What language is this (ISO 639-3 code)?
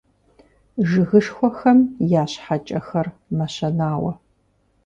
kbd